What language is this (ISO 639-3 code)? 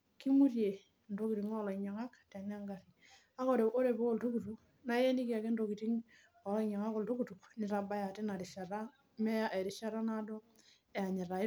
mas